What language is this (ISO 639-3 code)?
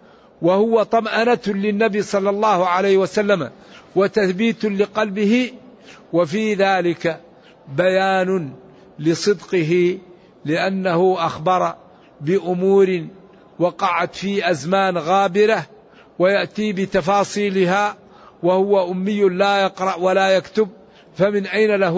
ara